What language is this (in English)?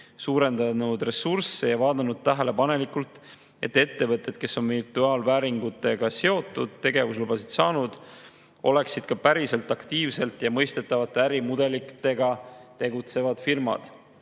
Estonian